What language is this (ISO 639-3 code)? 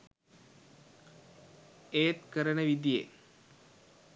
sin